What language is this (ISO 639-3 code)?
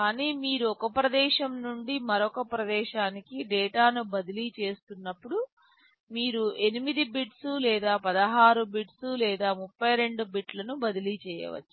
tel